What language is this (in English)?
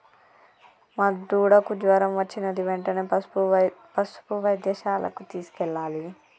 Telugu